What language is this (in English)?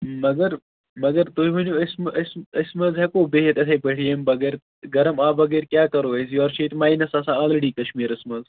Kashmiri